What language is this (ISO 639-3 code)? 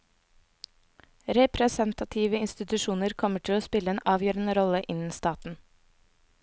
nor